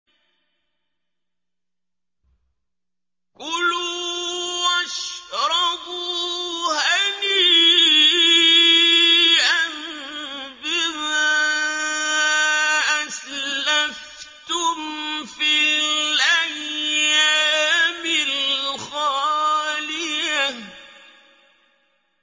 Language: Arabic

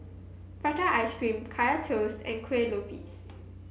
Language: English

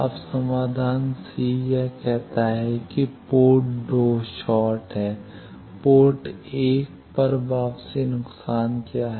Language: Hindi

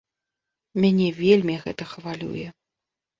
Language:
Belarusian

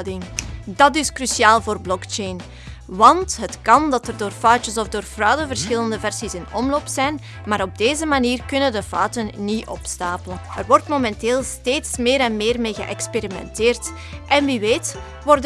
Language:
Dutch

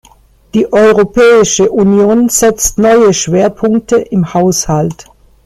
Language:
German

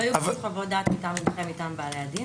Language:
Hebrew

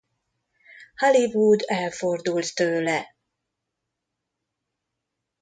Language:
Hungarian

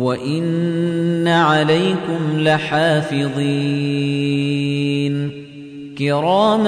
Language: Arabic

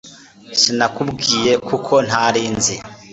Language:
Kinyarwanda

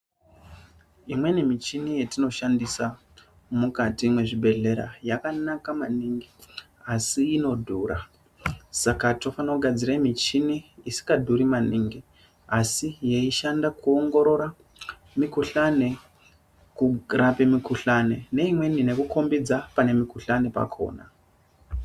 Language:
Ndau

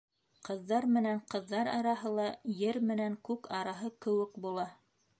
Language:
Bashkir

